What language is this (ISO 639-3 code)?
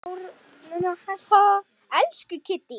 isl